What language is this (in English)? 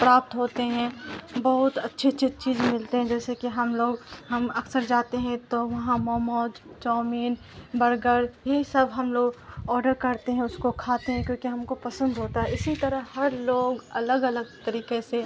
Urdu